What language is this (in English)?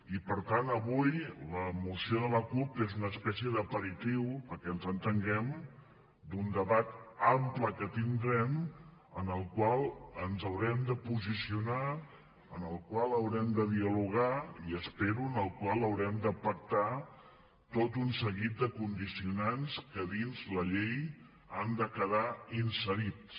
Catalan